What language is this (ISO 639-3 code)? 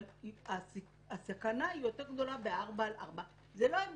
heb